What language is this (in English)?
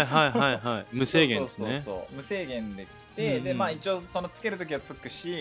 Japanese